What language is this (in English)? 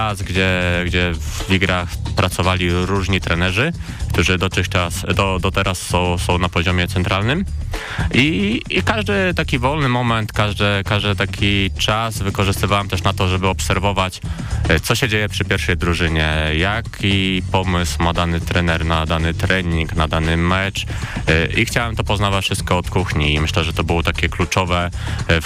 Polish